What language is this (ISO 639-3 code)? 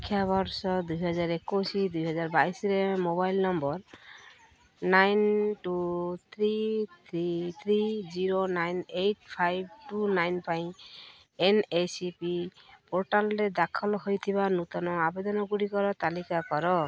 ori